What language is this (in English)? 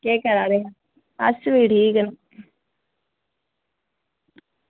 Dogri